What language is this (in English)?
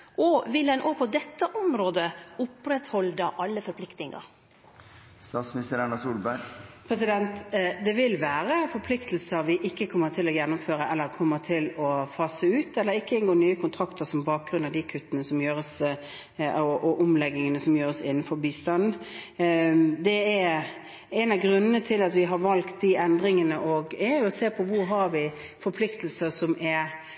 Norwegian